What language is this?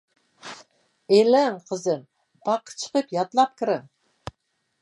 Uyghur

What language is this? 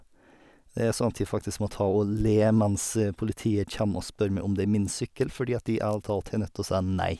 Norwegian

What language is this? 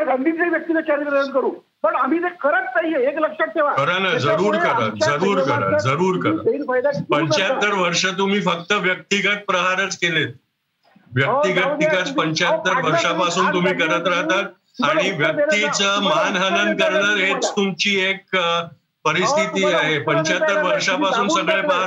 Marathi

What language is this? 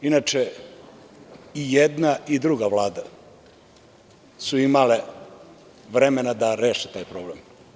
Serbian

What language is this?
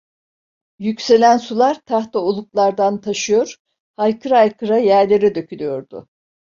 Turkish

